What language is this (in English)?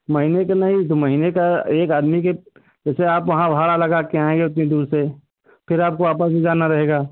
Hindi